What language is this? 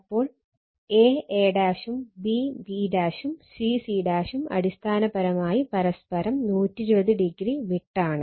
Malayalam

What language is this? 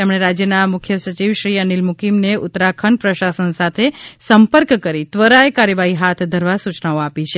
Gujarati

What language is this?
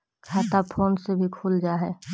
Magahi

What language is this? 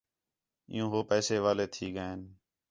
Khetrani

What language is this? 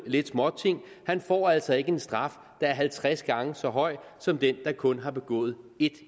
Danish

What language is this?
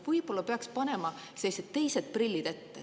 Estonian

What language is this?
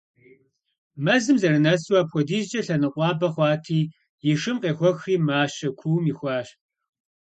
Kabardian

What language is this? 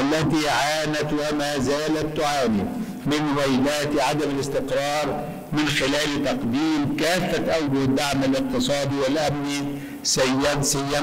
Arabic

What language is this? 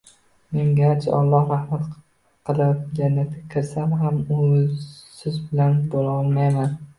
Uzbek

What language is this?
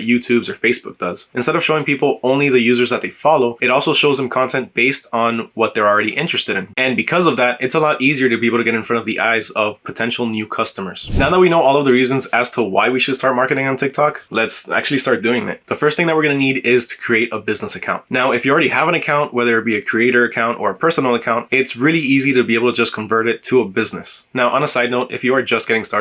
English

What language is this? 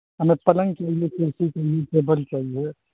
Urdu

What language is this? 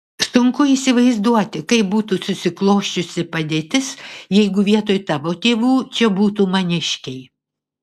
Lithuanian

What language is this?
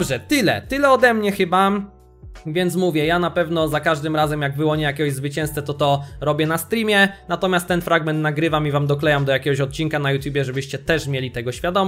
Polish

